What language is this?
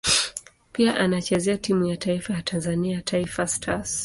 Swahili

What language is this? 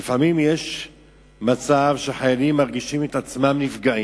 Hebrew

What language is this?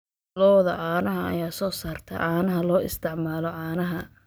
Somali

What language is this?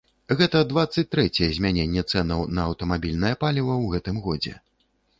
Belarusian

